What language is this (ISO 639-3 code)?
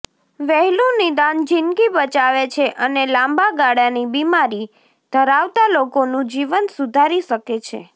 guj